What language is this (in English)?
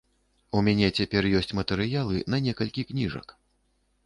Belarusian